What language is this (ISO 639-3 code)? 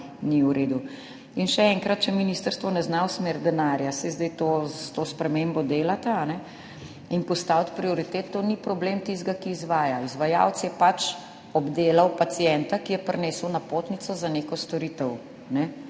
slv